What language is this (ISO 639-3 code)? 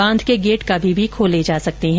hin